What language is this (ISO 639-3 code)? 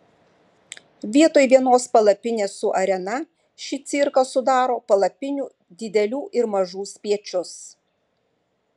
lit